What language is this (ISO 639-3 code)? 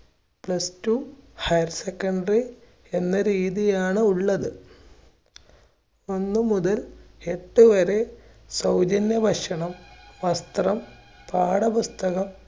mal